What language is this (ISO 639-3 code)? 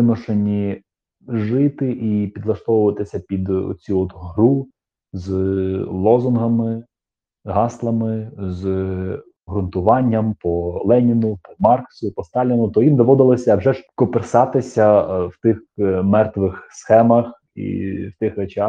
ukr